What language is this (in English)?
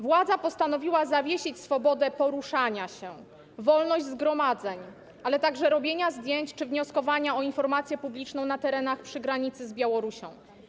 Polish